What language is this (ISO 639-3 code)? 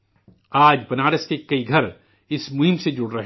urd